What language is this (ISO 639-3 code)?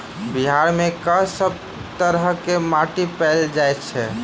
mai